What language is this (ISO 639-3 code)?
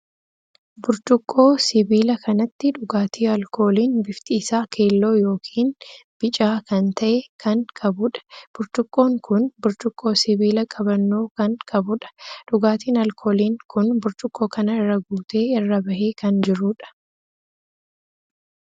orm